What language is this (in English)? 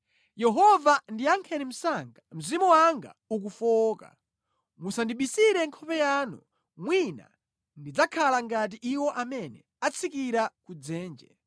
Nyanja